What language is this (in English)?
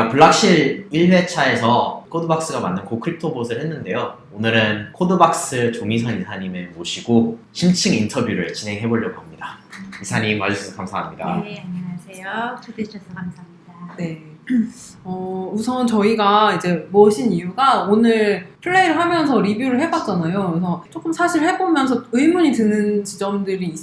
Korean